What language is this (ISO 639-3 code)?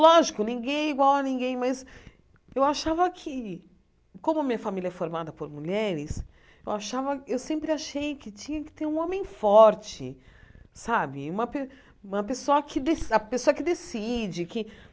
por